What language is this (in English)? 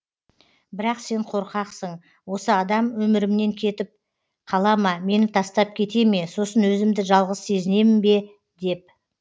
Kazakh